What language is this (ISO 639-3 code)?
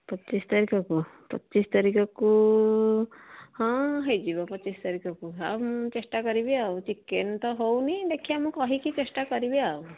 ori